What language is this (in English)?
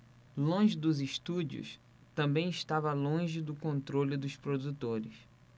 Portuguese